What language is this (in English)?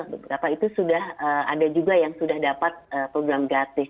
Indonesian